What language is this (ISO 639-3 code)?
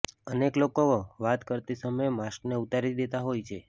guj